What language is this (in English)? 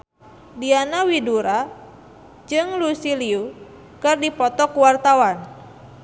Sundanese